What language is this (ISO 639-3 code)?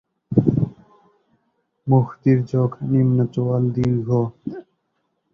ben